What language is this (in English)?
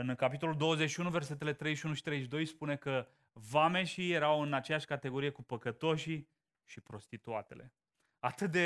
Romanian